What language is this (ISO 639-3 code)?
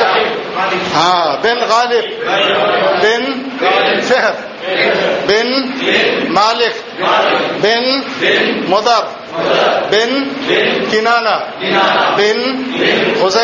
tel